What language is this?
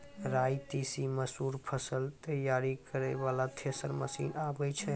Maithili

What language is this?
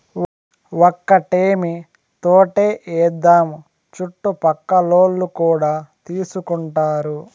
Telugu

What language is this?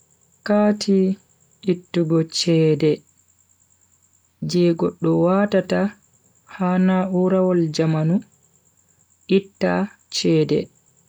Bagirmi Fulfulde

